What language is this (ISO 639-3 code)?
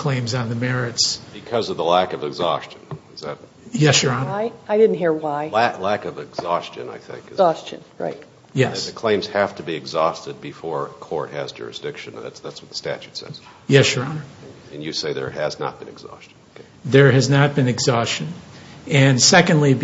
eng